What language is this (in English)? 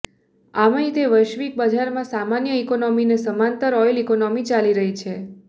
Gujarati